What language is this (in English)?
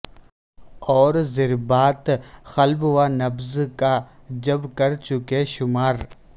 Urdu